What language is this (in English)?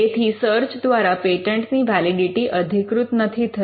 Gujarati